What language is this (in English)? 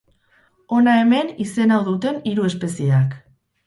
Basque